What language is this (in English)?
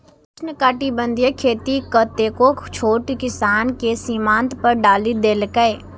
Maithili